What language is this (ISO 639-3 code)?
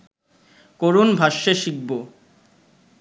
ben